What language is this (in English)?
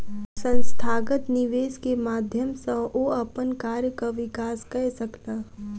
Maithili